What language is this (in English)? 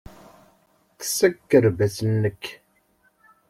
Kabyle